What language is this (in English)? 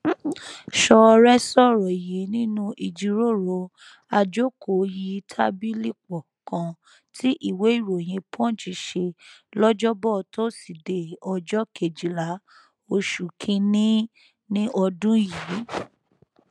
Yoruba